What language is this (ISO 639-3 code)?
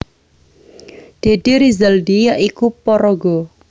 jav